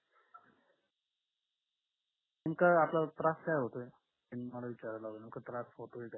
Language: Marathi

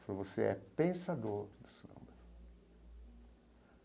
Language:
Portuguese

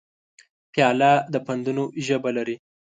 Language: Pashto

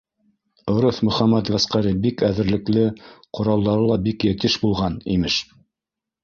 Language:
Bashkir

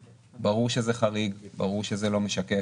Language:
Hebrew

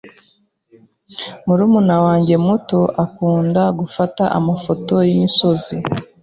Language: Kinyarwanda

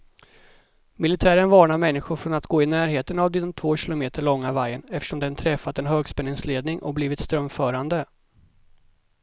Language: Swedish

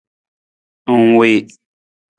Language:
Nawdm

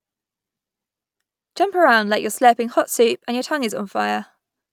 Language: English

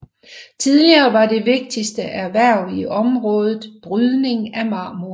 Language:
Danish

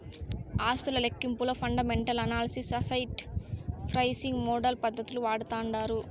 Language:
Telugu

